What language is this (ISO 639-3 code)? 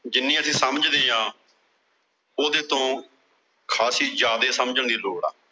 pan